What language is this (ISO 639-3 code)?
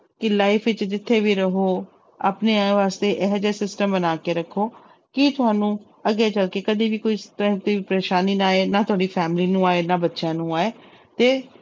pan